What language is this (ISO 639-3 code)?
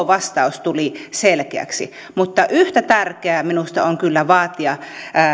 fin